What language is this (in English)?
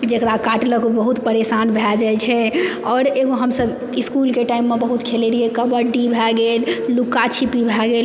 Maithili